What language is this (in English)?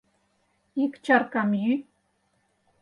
Mari